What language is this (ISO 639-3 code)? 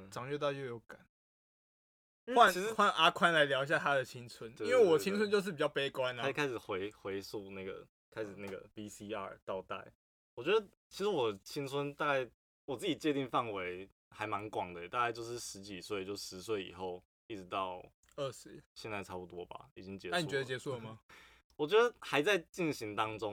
zho